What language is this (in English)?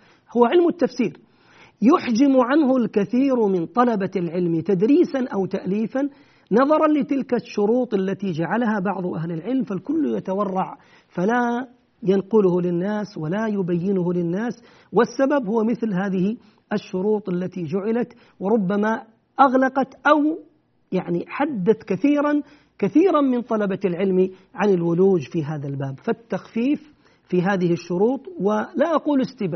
Arabic